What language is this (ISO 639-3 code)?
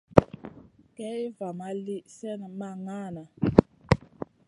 mcn